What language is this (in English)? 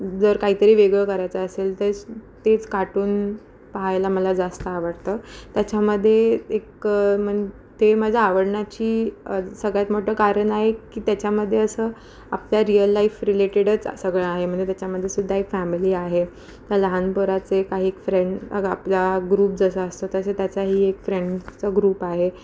Marathi